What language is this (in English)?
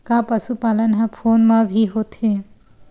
Chhattisgarhi